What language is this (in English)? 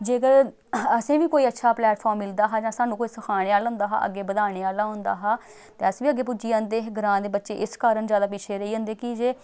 Dogri